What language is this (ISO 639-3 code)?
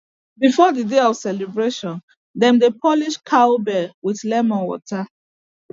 pcm